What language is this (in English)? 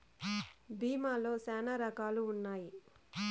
Telugu